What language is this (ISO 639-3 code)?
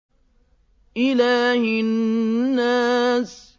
ara